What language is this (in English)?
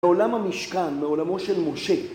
Hebrew